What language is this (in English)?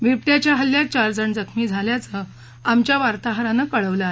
Marathi